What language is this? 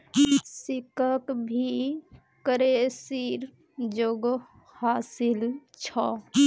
Magahi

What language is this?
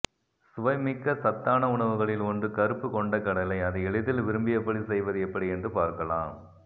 Tamil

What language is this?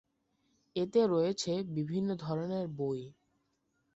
Bangla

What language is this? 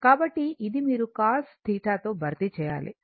Telugu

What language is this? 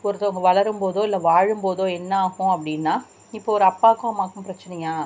Tamil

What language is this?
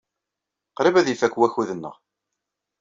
Kabyle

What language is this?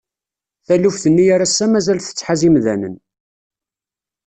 Kabyle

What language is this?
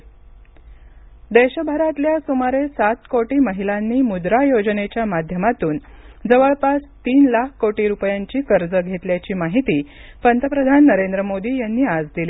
Marathi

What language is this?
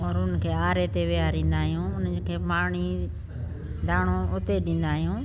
Sindhi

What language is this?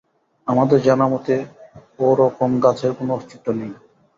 Bangla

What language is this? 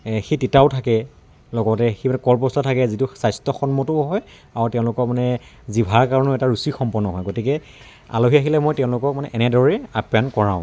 Assamese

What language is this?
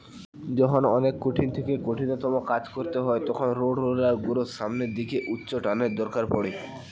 Bangla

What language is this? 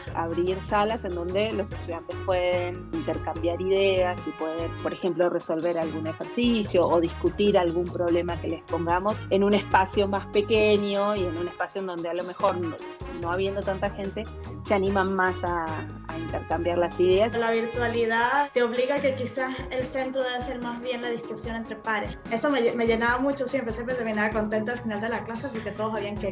Spanish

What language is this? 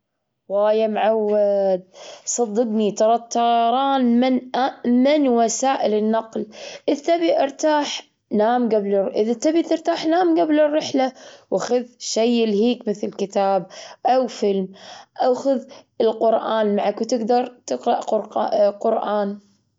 Gulf Arabic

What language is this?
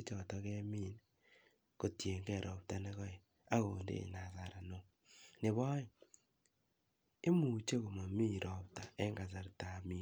Kalenjin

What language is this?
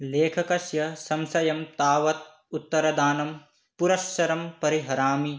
Sanskrit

